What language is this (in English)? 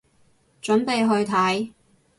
Cantonese